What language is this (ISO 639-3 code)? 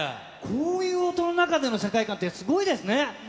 jpn